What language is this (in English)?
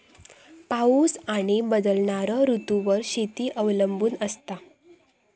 Marathi